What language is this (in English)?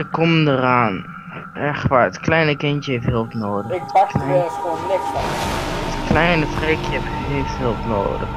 Dutch